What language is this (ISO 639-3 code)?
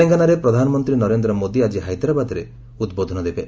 ori